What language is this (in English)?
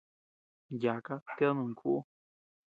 Tepeuxila Cuicatec